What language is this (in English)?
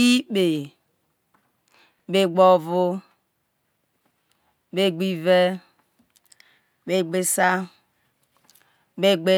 Isoko